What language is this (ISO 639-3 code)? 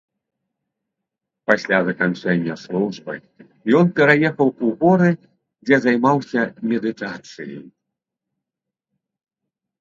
bel